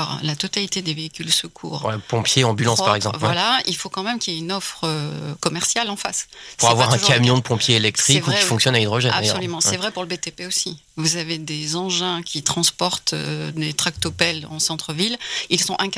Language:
French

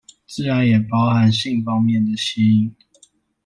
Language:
Chinese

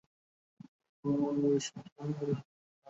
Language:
Bangla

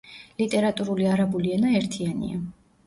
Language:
Georgian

